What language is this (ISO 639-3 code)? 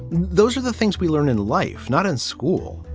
eng